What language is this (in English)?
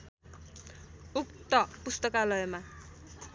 Nepali